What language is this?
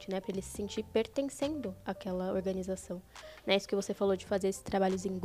Portuguese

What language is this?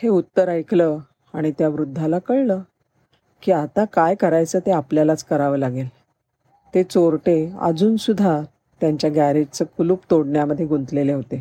Marathi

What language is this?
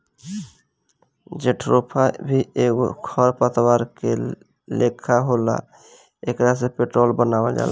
Bhojpuri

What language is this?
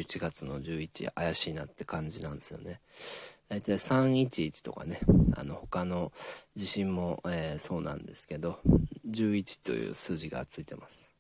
Japanese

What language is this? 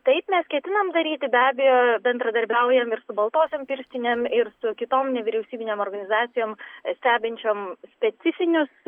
Lithuanian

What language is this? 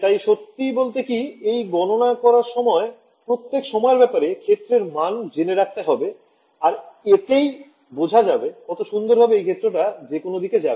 Bangla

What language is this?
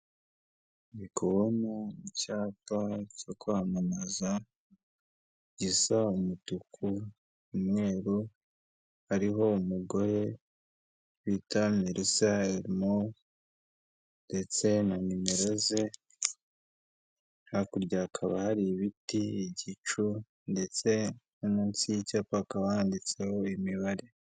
Kinyarwanda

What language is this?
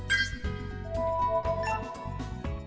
Vietnamese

